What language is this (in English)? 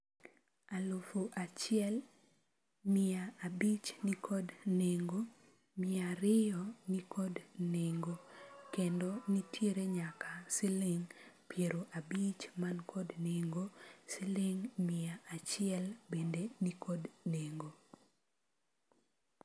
Luo (Kenya and Tanzania)